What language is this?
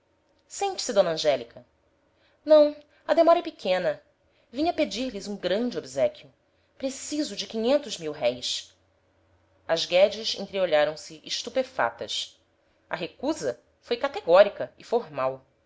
Portuguese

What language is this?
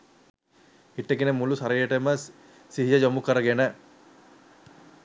Sinhala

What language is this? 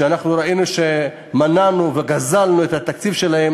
Hebrew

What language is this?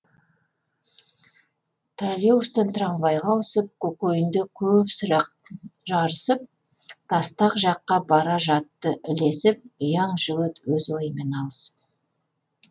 Kazakh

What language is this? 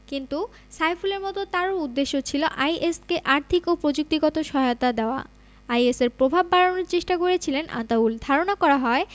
Bangla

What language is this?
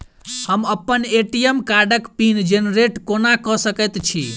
Maithili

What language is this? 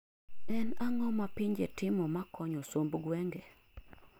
Luo (Kenya and Tanzania)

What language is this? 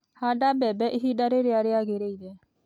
Kikuyu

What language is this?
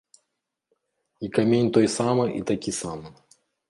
Belarusian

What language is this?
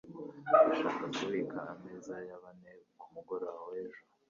Kinyarwanda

